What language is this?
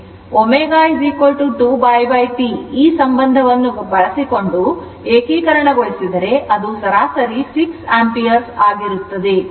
Kannada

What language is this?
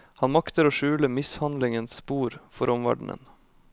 Norwegian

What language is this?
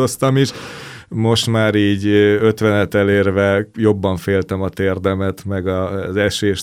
Hungarian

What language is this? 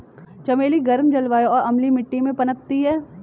Hindi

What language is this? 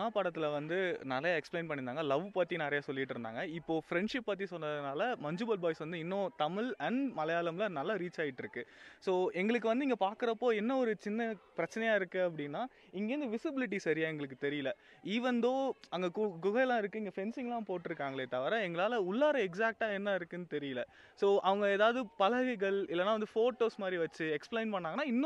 Tamil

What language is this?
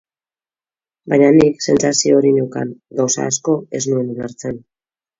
Basque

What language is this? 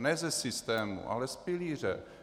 Czech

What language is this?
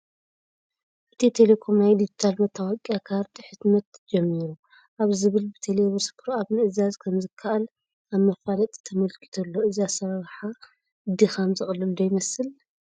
Tigrinya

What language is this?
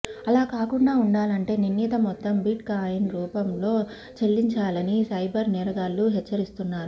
Telugu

